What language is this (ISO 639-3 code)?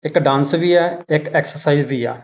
pan